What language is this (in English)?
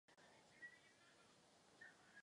Czech